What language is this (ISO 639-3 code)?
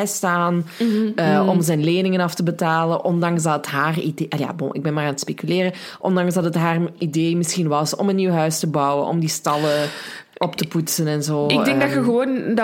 nld